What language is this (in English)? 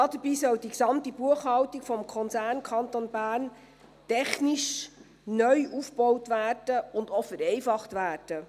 Swiss German